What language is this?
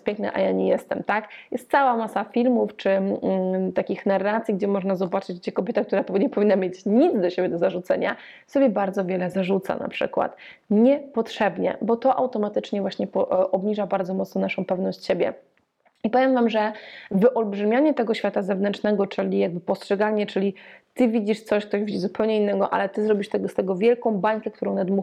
Polish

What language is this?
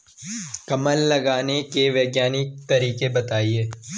Hindi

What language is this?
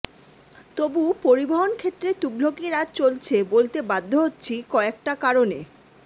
Bangla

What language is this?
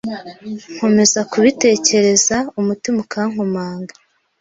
Kinyarwanda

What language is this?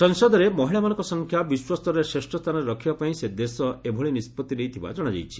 Odia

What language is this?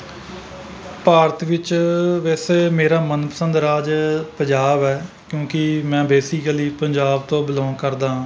Punjabi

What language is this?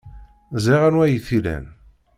Kabyle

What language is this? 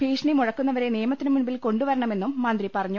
Malayalam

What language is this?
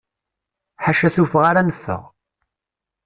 Kabyle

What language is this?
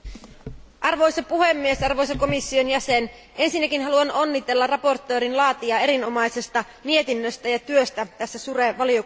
Finnish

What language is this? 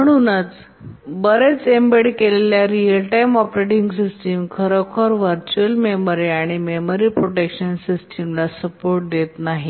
Marathi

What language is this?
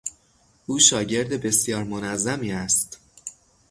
Persian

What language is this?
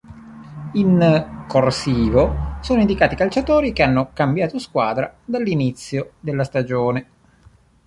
Italian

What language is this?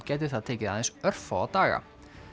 Icelandic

